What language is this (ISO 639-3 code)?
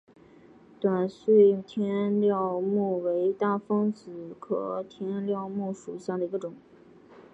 zho